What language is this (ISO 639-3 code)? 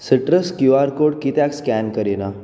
kok